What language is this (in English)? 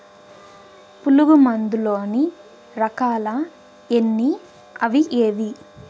Telugu